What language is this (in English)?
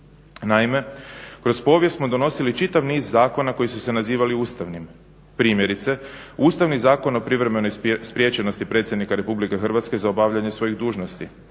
Croatian